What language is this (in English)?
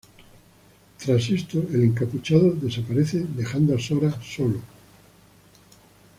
Spanish